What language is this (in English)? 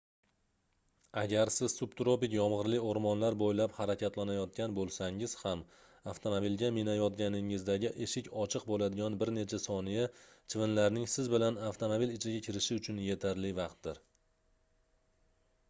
Uzbek